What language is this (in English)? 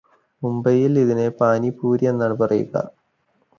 Malayalam